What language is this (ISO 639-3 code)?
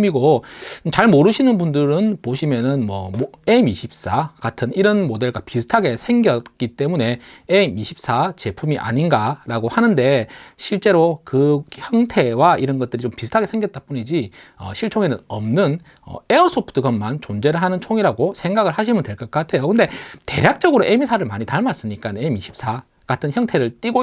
kor